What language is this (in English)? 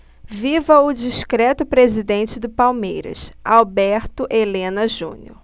Portuguese